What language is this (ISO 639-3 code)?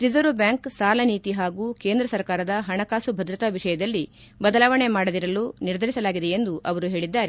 kan